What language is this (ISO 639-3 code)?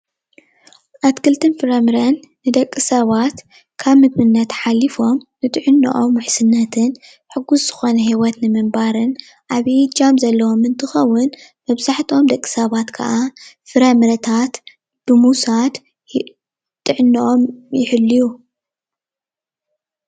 tir